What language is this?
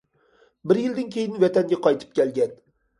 Uyghur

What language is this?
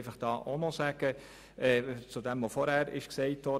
Swiss German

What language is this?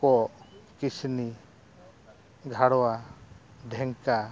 Santali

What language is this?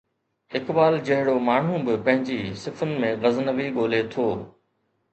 Sindhi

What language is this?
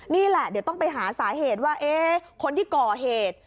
Thai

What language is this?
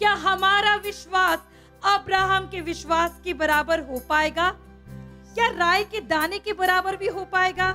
Hindi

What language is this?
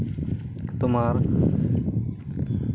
Santali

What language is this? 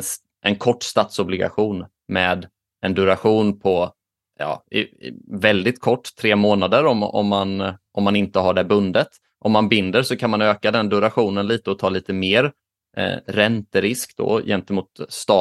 Swedish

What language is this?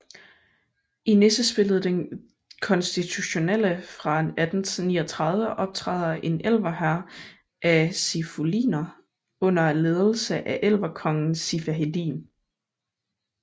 Danish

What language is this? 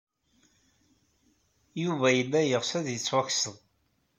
Kabyle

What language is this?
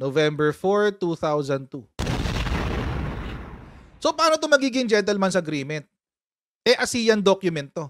Filipino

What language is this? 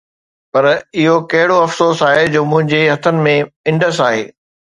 Sindhi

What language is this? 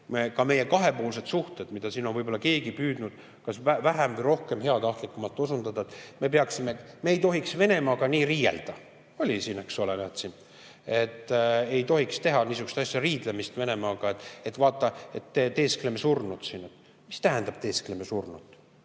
Estonian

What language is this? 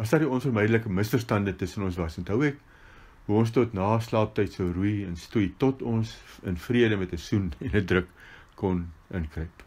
Dutch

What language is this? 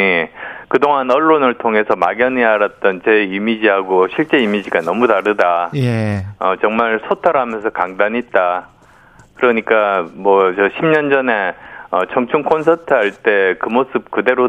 Korean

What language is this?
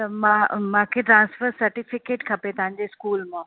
Sindhi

